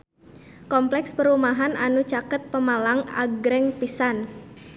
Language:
Sundanese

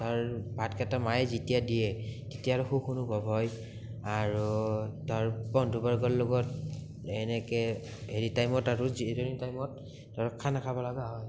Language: Assamese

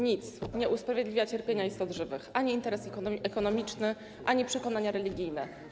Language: Polish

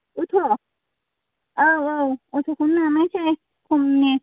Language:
Bodo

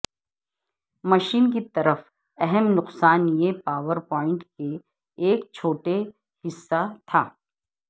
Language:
Urdu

